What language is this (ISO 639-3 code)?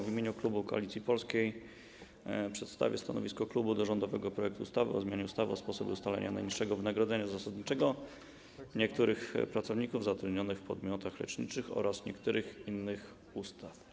pol